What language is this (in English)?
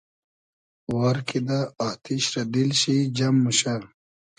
Hazaragi